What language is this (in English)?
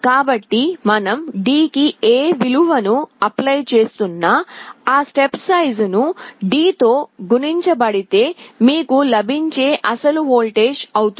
Telugu